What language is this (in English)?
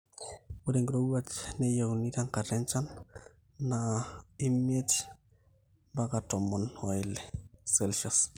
Masai